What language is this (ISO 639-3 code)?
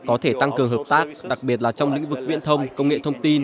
vie